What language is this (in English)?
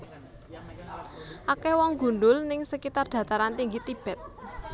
Javanese